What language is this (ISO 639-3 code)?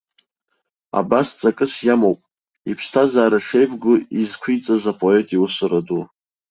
abk